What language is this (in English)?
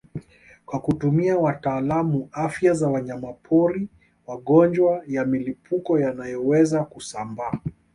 Swahili